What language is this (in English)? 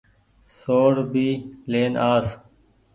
Goaria